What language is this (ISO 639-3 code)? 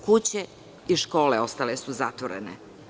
srp